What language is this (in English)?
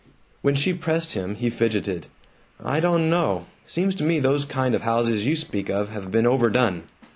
English